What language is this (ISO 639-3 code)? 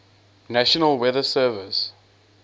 eng